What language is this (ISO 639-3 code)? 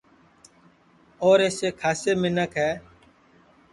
ssi